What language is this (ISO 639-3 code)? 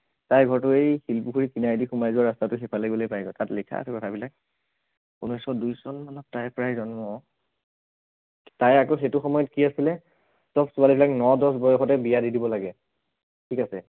asm